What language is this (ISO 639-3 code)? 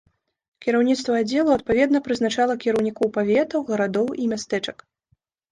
bel